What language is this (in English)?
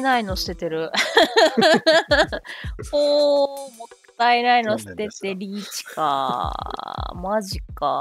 Japanese